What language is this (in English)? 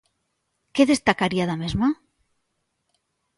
Galician